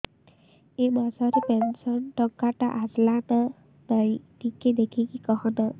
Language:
Odia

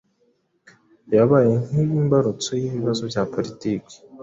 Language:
Kinyarwanda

